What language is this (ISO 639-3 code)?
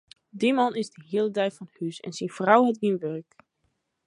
fry